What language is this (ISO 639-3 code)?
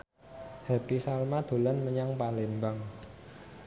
jav